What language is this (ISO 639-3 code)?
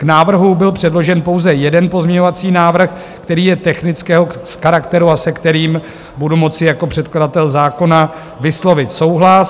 ces